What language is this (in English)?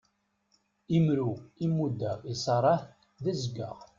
Kabyle